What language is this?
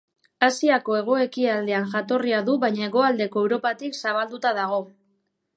Basque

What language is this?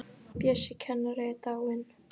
Icelandic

